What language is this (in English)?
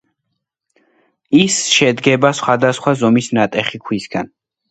Georgian